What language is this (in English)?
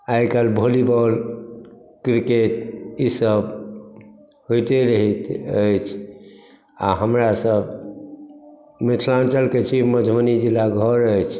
Maithili